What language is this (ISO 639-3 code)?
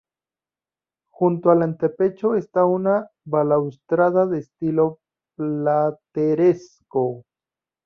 spa